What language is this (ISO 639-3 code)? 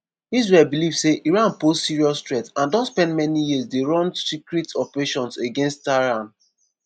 pcm